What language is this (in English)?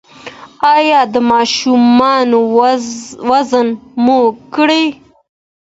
Pashto